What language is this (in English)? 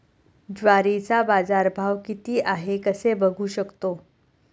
Marathi